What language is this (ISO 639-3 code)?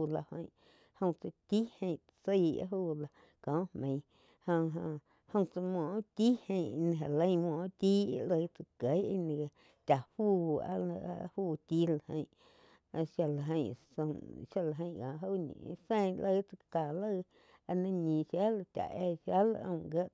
chq